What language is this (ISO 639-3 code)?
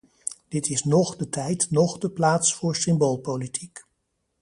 nld